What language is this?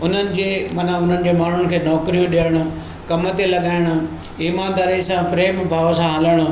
Sindhi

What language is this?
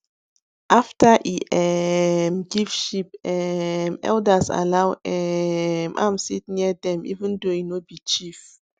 Nigerian Pidgin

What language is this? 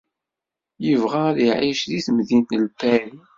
Kabyle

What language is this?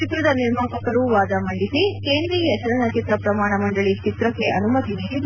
Kannada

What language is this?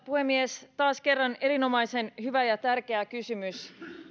Finnish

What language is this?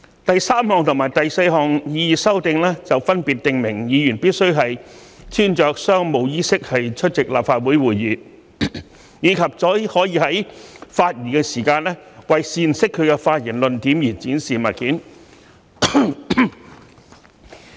Cantonese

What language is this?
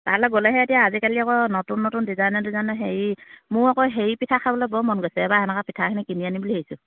Assamese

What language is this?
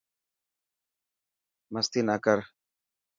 Dhatki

